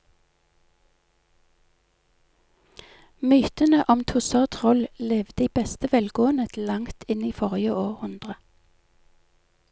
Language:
Norwegian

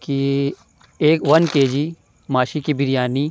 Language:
Urdu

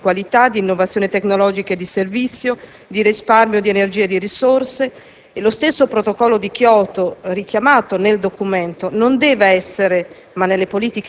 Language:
Italian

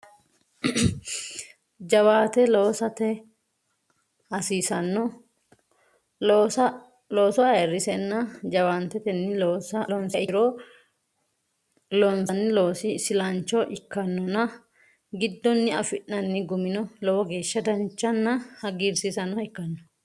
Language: Sidamo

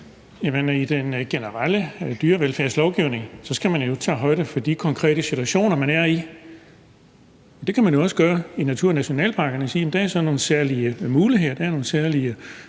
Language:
Danish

